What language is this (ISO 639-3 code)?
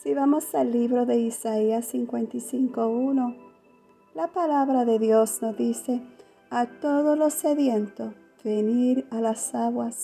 spa